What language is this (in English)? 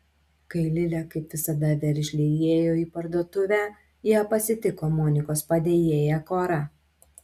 Lithuanian